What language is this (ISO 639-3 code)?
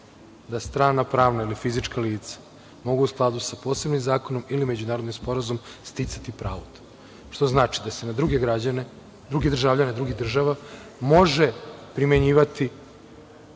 srp